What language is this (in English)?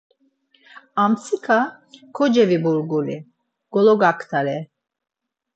Laz